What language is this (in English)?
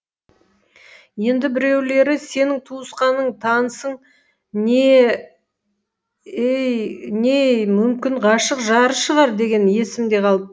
Kazakh